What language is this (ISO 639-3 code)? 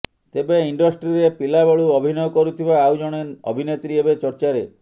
ori